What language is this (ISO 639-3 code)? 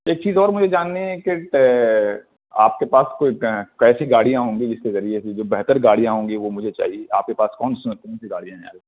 urd